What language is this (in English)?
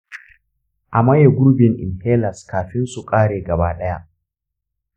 Hausa